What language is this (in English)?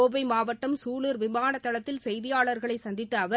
Tamil